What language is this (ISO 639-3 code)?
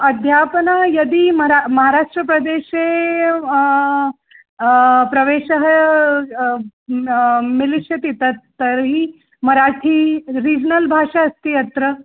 san